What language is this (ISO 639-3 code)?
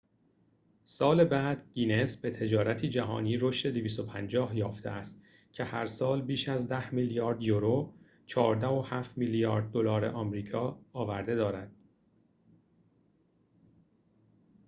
fas